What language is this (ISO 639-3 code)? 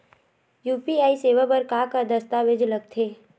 hne